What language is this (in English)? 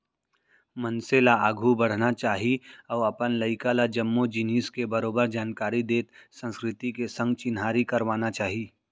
Chhattisgarhi